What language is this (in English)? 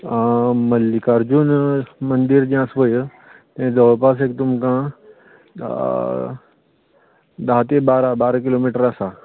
Konkani